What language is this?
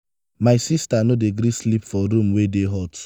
Nigerian Pidgin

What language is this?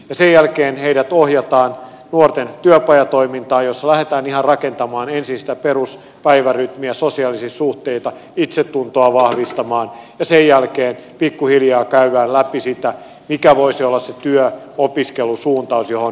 Finnish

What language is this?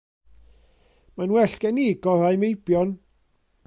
Welsh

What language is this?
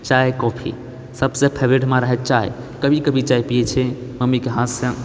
Maithili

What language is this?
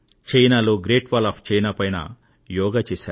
Telugu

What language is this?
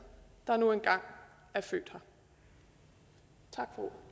Danish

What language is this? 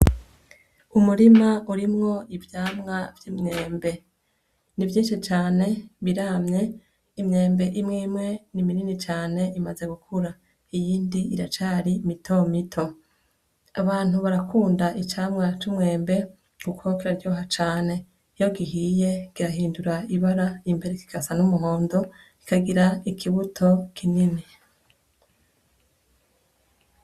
Rundi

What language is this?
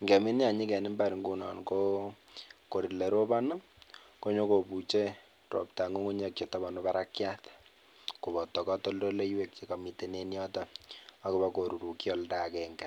Kalenjin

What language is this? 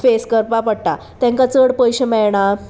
Konkani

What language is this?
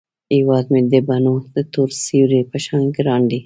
Pashto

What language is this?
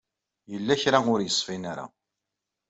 Kabyle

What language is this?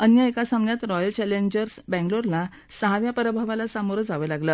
Marathi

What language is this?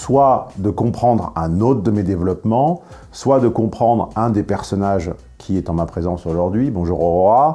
French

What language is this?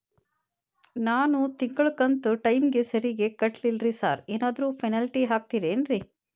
Kannada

